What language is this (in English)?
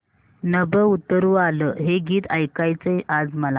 Marathi